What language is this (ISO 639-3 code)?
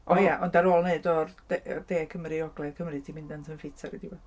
cym